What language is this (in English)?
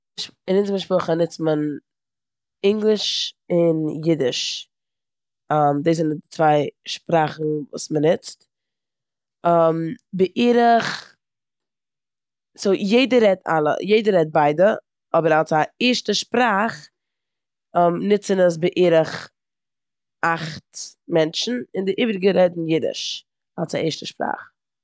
Yiddish